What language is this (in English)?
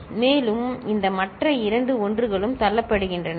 Tamil